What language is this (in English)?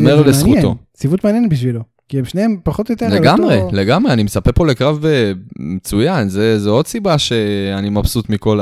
Hebrew